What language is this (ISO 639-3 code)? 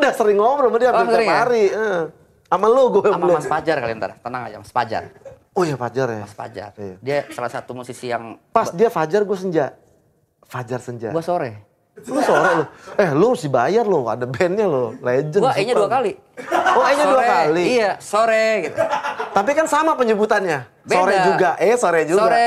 ind